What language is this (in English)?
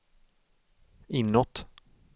Swedish